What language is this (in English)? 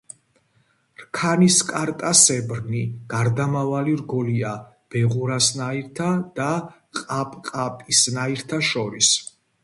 Georgian